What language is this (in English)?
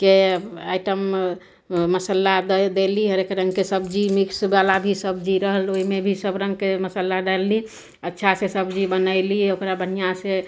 Maithili